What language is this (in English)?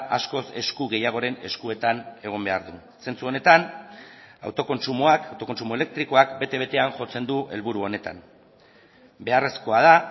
Basque